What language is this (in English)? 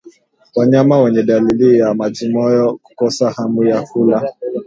Swahili